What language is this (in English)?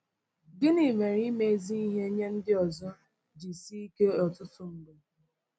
Igbo